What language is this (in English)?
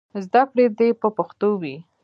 Pashto